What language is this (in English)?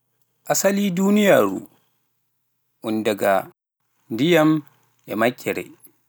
Pular